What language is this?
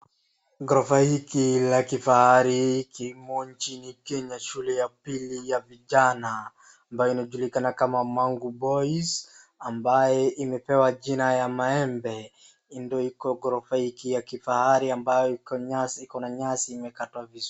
Swahili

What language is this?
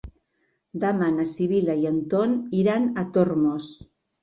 Catalan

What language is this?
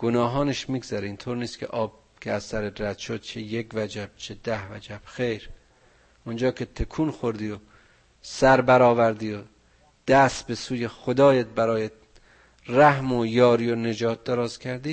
Persian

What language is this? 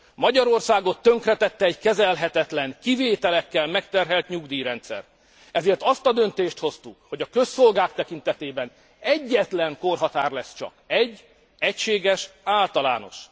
Hungarian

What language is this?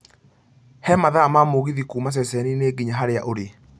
Kikuyu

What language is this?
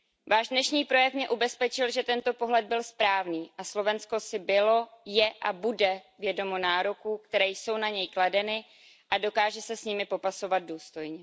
Czech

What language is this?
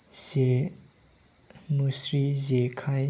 Bodo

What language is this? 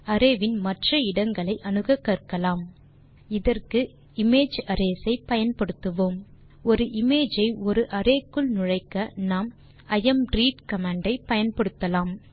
Tamil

